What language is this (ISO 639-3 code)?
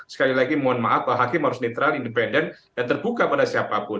ind